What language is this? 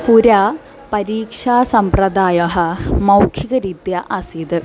Sanskrit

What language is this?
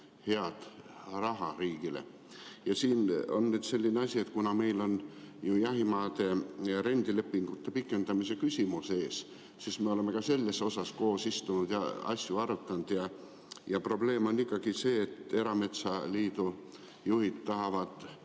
Estonian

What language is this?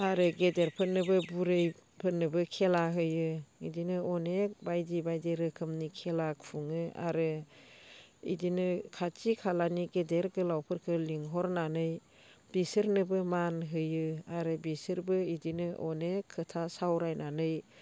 Bodo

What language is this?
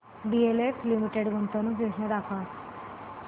Marathi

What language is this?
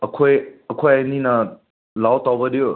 Manipuri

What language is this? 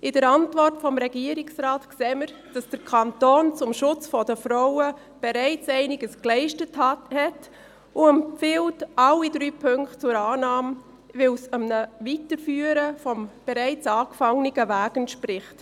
Swiss German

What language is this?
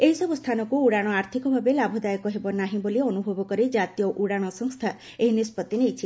Odia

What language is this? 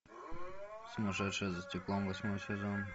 Russian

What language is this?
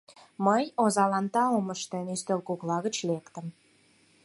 Mari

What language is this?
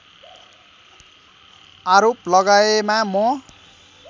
Nepali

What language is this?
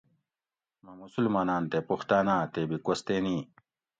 Gawri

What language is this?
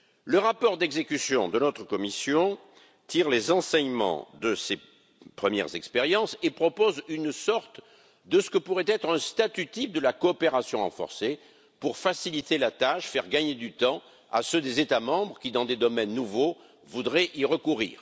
French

